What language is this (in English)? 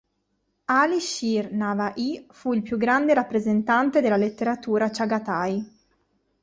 Italian